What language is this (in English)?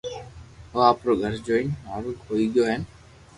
Loarki